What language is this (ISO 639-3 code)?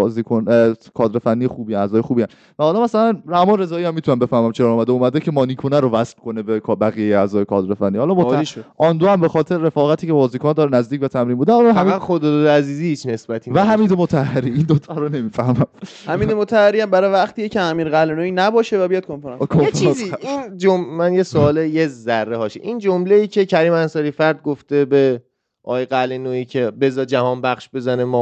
fas